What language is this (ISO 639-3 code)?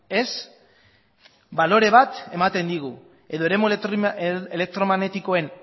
eus